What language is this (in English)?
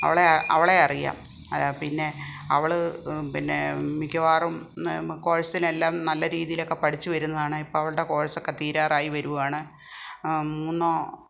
Malayalam